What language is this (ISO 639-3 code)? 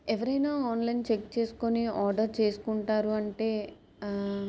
tel